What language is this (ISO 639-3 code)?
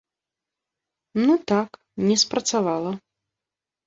bel